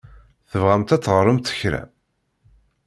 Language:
Kabyle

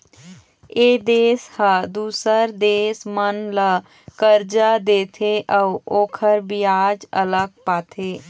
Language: Chhattisgarhi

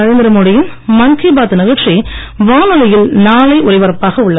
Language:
Tamil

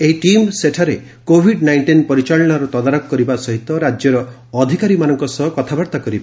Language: Odia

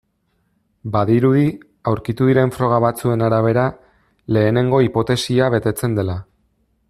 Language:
Basque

